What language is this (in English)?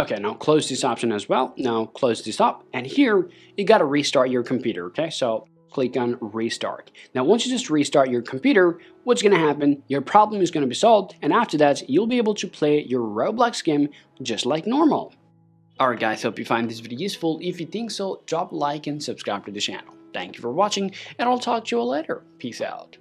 English